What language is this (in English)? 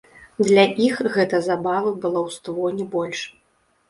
Belarusian